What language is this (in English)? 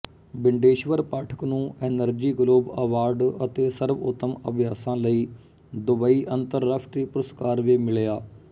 Punjabi